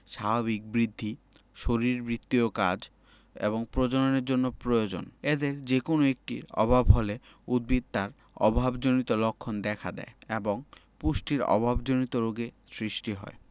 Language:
Bangla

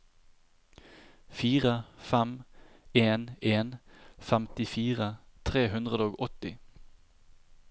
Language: Norwegian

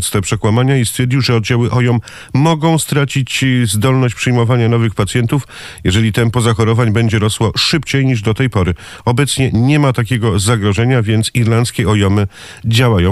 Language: Polish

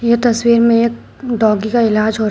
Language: Hindi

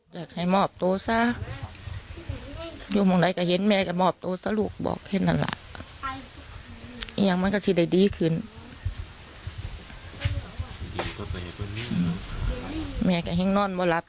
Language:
Thai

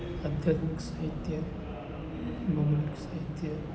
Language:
Gujarati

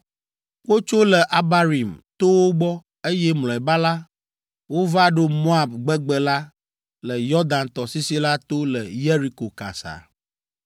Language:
Ewe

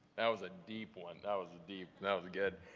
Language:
English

